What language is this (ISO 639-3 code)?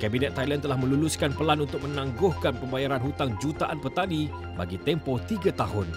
msa